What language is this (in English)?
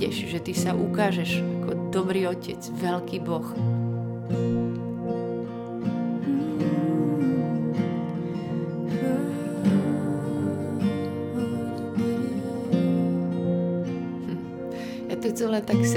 Slovak